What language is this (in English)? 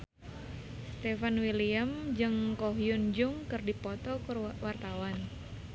Sundanese